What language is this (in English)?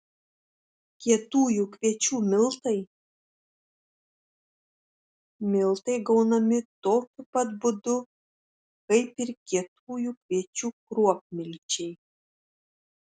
Lithuanian